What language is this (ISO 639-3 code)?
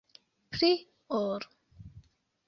epo